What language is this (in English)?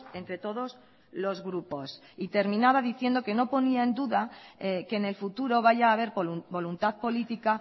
Spanish